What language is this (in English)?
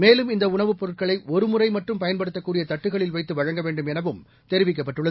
Tamil